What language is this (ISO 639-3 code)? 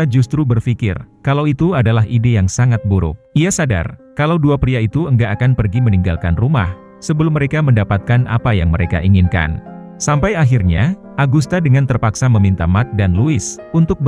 ind